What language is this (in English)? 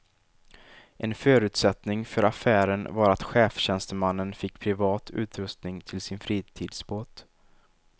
Swedish